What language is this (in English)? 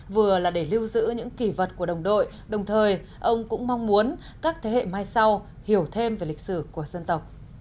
Vietnamese